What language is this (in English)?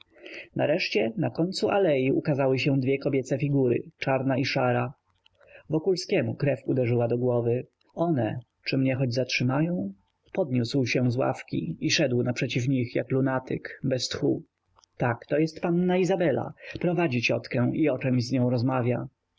Polish